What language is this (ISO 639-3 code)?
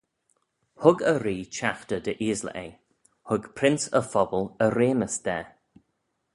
glv